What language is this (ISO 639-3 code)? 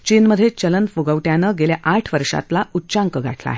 mar